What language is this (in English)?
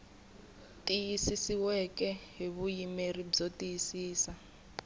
Tsonga